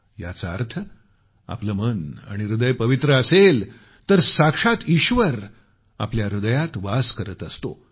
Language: Marathi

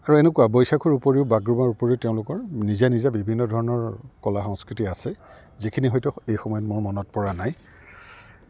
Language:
Assamese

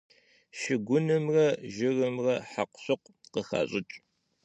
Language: Kabardian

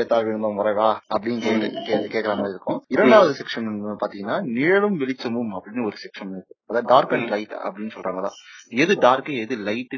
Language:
Tamil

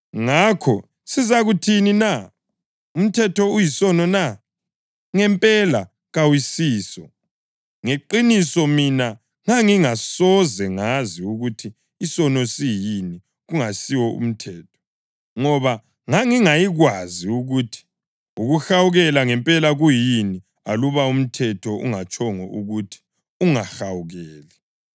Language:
North Ndebele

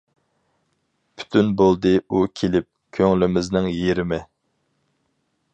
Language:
Uyghur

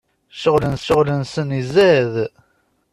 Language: Kabyle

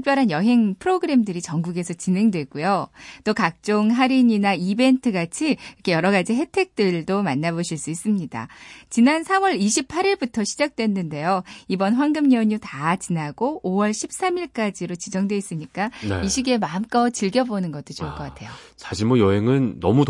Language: Korean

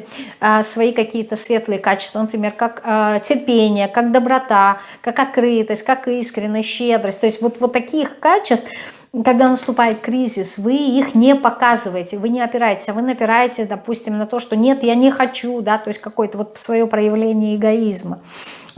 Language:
Russian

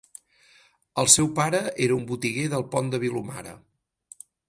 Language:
Catalan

